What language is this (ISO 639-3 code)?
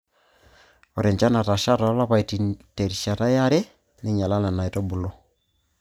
mas